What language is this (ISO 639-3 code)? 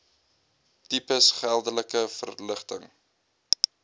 afr